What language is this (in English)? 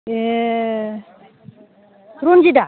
Bodo